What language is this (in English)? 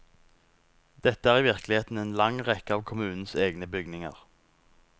Norwegian